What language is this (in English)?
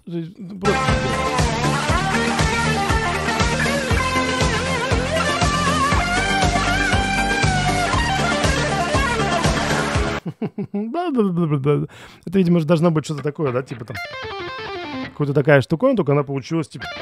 Russian